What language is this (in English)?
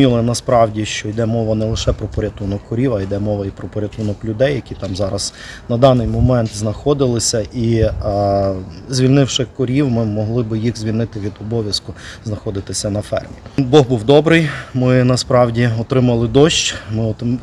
Ukrainian